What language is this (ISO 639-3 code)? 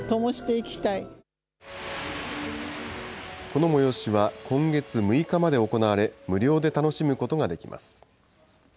jpn